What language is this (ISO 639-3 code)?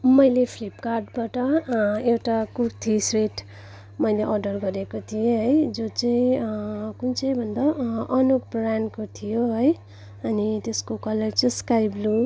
nep